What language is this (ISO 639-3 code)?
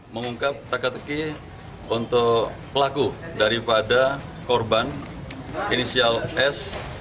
ind